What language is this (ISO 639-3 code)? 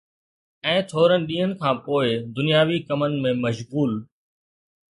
snd